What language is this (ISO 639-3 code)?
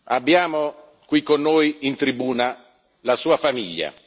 ita